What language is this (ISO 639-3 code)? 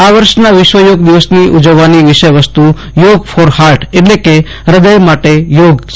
guj